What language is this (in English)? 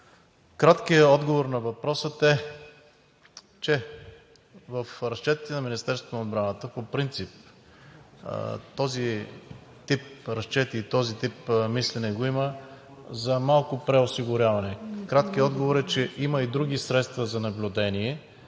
Bulgarian